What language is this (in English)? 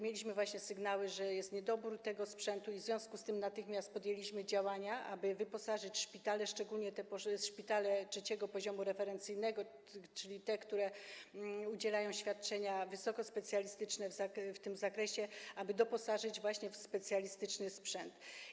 Polish